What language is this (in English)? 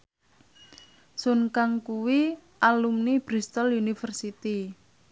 Javanese